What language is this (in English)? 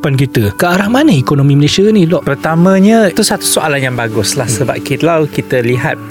Malay